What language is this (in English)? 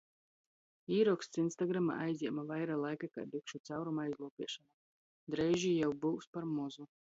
Latgalian